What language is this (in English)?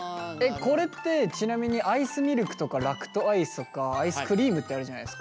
Japanese